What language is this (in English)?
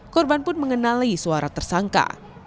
Indonesian